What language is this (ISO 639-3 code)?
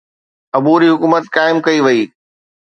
snd